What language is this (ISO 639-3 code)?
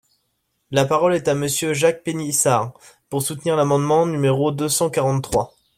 fra